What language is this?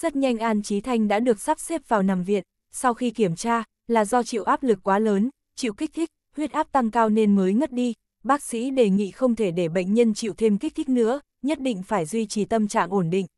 Vietnamese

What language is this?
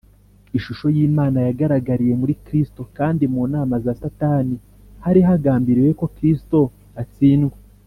Kinyarwanda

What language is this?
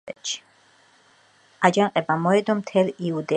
Georgian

